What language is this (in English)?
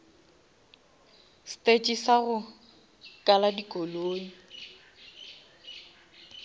Northern Sotho